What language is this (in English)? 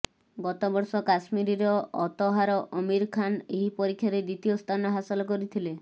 Odia